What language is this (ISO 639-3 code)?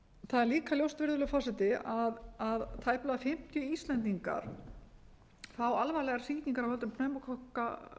isl